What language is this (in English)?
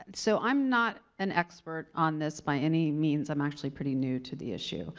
English